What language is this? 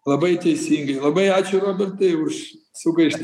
Lithuanian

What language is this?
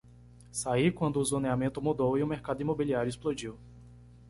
Portuguese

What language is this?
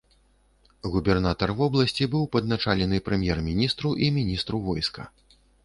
Belarusian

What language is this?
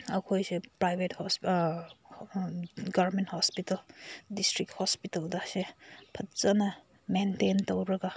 Manipuri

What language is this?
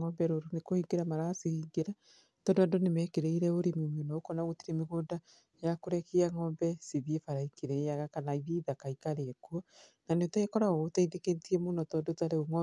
Kikuyu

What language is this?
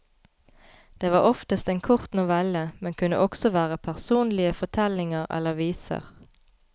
Norwegian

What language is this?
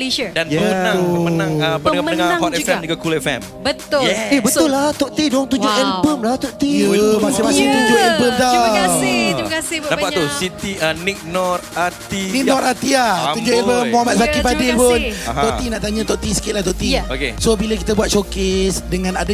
Malay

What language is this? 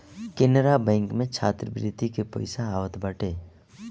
Bhojpuri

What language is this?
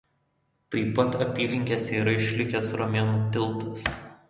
Lithuanian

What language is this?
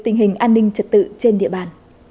Vietnamese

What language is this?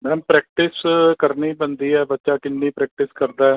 Punjabi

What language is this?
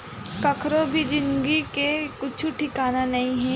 Chhattisgarhi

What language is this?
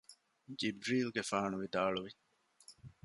Divehi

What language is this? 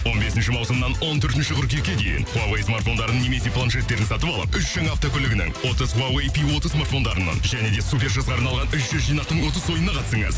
Kazakh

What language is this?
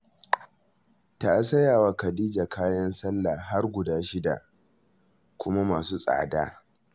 Hausa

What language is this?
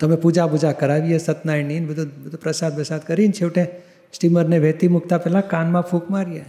Gujarati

